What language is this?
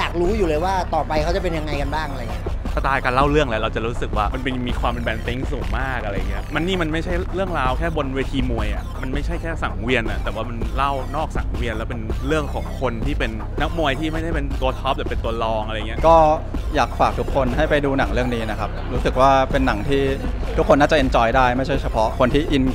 Thai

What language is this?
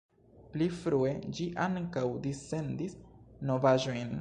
Esperanto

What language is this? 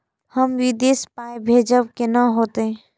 Maithili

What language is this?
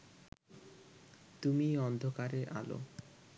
Bangla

